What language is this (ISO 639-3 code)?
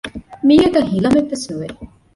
div